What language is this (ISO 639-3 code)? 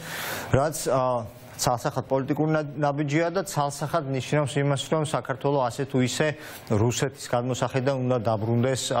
ron